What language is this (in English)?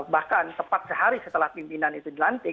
Indonesian